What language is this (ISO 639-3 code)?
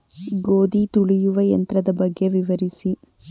kan